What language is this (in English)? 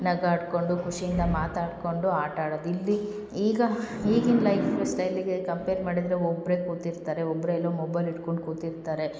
Kannada